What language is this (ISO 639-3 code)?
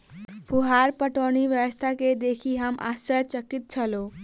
mai